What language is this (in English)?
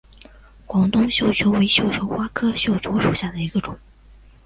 Chinese